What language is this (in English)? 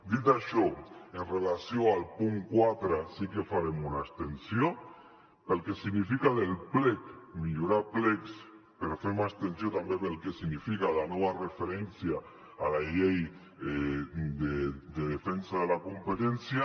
Catalan